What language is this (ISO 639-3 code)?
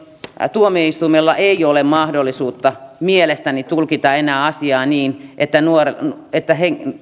fin